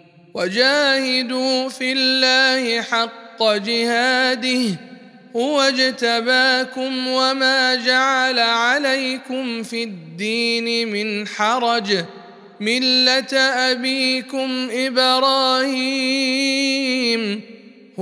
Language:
Arabic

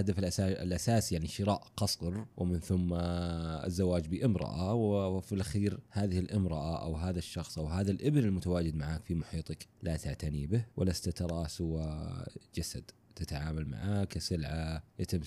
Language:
Arabic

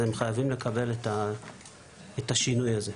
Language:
Hebrew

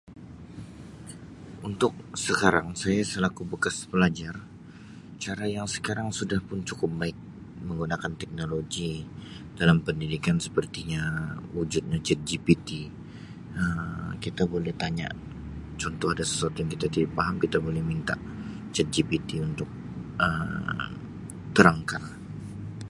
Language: Sabah Malay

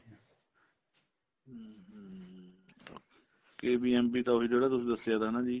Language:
Punjabi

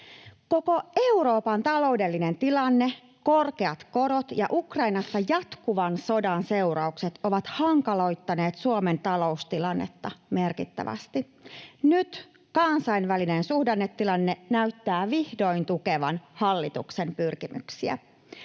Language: Finnish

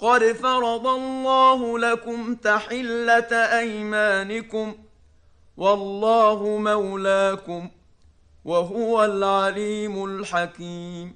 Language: Arabic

